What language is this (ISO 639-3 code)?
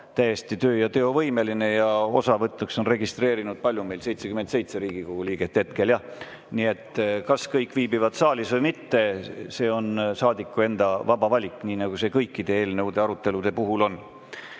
est